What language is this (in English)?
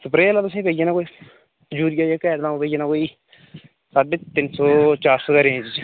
Dogri